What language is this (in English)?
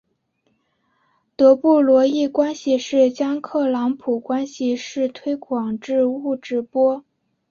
Chinese